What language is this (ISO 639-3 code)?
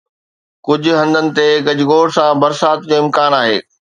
snd